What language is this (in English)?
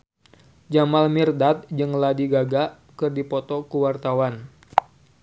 Sundanese